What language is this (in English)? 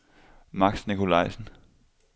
Danish